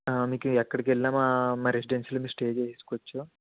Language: Telugu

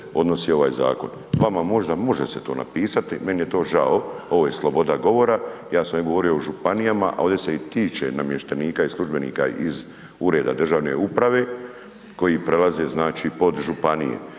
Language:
Croatian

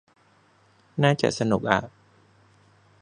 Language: Thai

